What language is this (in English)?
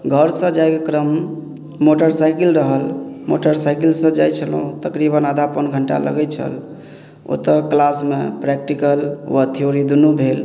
Maithili